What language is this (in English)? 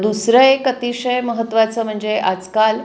Marathi